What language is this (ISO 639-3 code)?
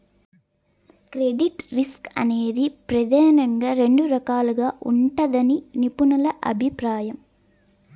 tel